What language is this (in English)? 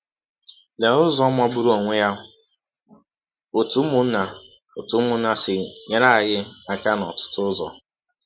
Igbo